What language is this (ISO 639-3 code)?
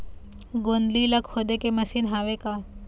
hne